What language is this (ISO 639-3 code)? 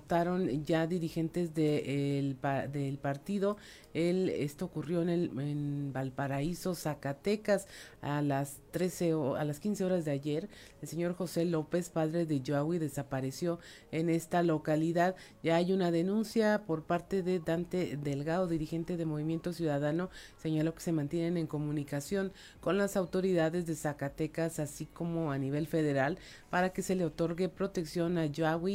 spa